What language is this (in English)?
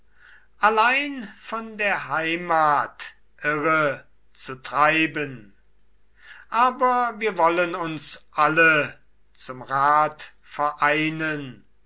German